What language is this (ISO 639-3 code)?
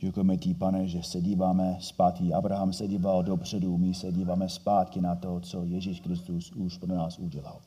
ces